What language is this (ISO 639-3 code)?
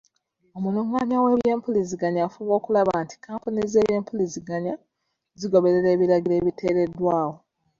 lug